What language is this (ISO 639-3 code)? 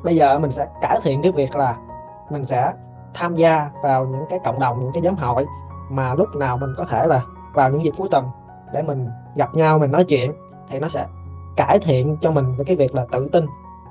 vie